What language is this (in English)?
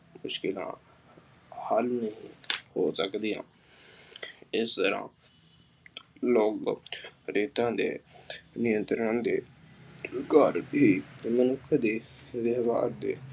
Punjabi